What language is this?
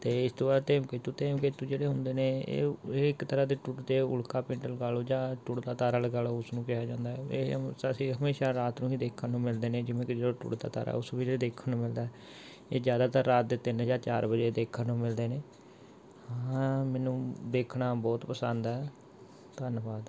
Punjabi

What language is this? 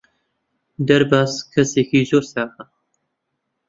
Central Kurdish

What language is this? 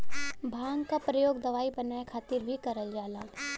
Bhojpuri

